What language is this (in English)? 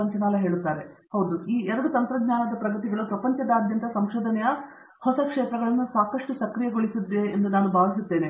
Kannada